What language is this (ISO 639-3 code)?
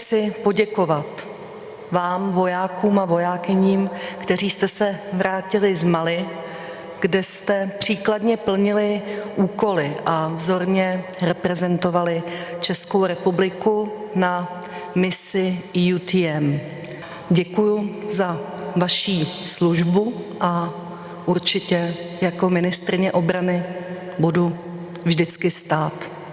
ces